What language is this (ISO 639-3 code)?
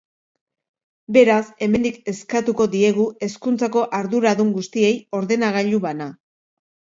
eus